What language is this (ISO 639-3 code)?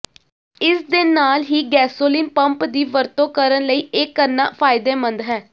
pan